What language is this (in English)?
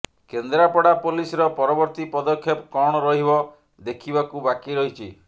Odia